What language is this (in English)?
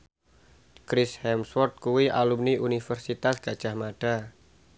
Javanese